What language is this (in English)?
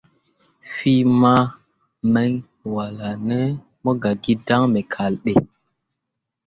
Mundang